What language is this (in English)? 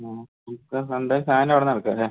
Malayalam